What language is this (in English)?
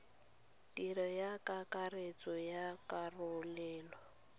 Tswana